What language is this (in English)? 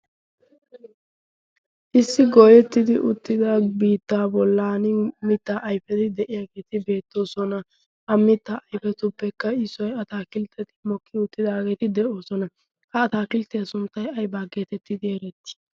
Wolaytta